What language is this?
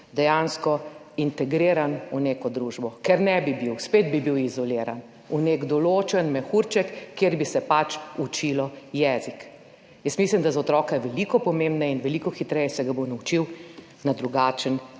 Slovenian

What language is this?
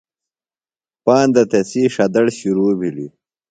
Phalura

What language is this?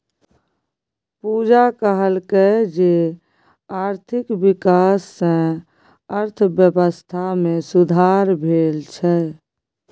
Maithili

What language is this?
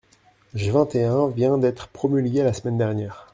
French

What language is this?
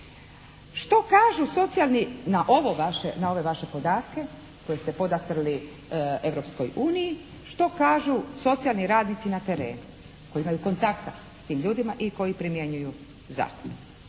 Croatian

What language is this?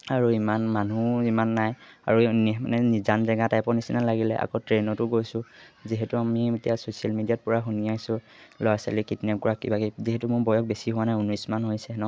Assamese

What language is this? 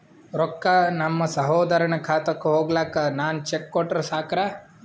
Kannada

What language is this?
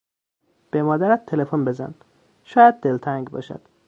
Persian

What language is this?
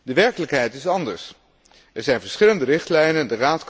Dutch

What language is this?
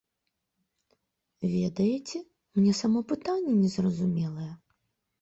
Belarusian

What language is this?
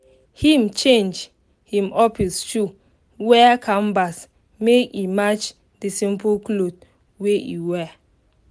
Nigerian Pidgin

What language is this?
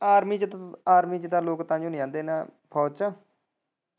Punjabi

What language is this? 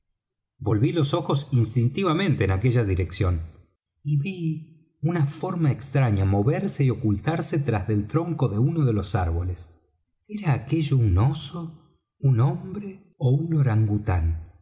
Spanish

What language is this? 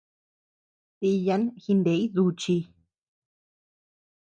Tepeuxila Cuicatec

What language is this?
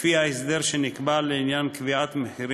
Hebrew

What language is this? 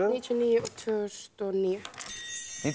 Icelandic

